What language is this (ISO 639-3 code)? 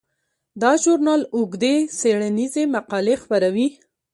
pus